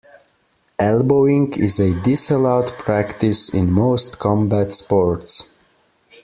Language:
English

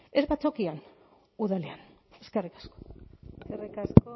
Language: Basque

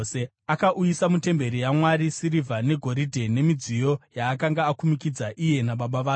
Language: Shona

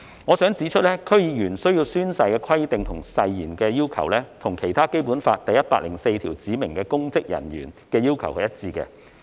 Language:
Cantonese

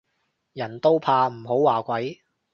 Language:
Cantonese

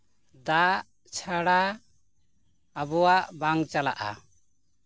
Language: Santali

